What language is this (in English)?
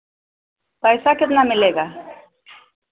Hindi